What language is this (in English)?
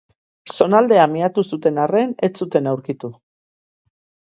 Basque